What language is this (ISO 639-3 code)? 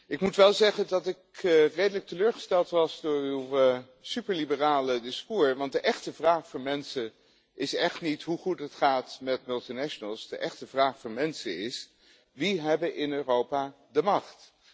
nld